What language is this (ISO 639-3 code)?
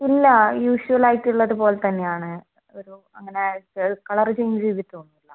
mal